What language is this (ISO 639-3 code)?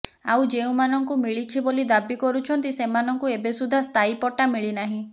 ori